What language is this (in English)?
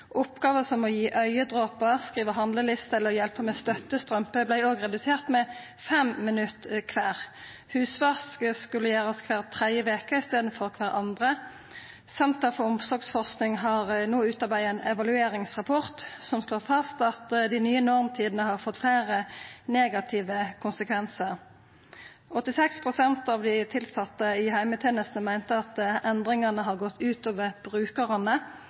Norwegian Nynorsk